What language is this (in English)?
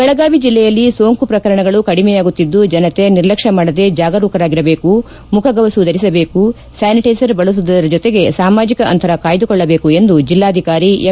Kannada